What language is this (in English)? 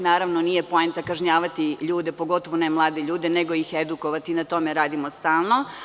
Serbian